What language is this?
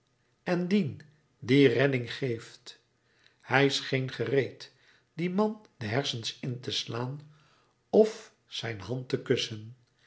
Dutch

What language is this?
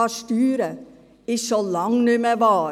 Swiss German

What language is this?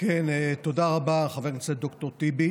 Hebrew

